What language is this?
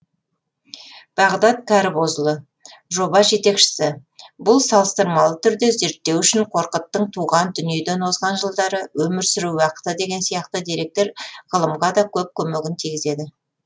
Kazakh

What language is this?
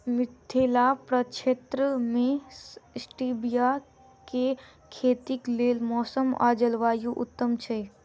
Maithili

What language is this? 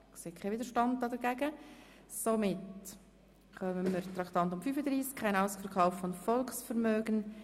Swiss German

